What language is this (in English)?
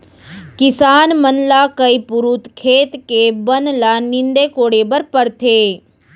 Chhattisgarhi